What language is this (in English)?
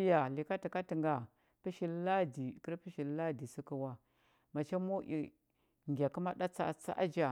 Huba